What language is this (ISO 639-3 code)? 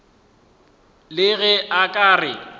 nso